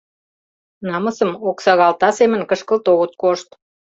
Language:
Mari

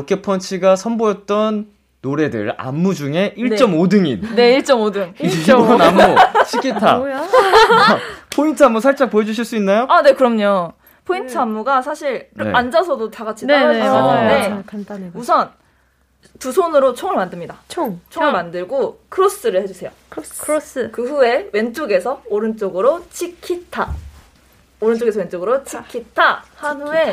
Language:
Korean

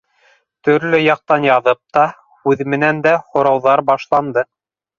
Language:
Bashkir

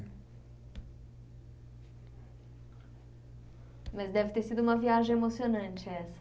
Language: Portuguese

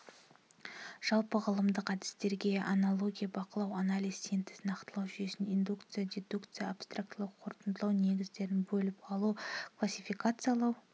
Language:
Kazakh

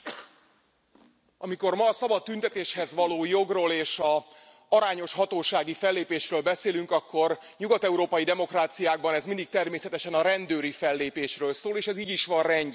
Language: Hungarian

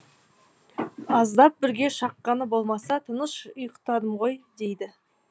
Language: Kazakh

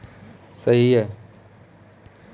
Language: Hindi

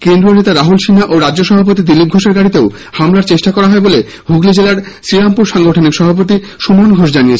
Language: Bangla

